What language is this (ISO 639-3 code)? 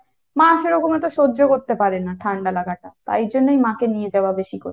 ben